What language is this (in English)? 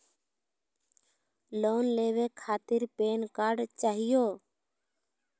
Magahi